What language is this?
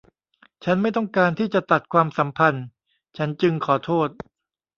Thai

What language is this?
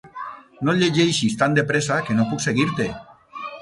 Catalan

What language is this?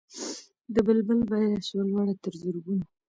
Pashto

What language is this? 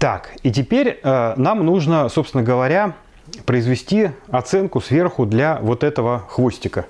Russian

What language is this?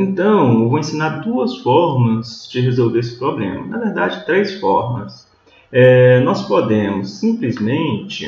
Portuguese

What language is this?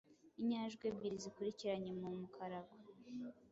Kinyarwanda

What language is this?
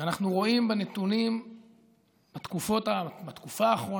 Hebrew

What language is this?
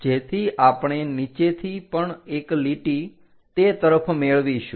Gujarati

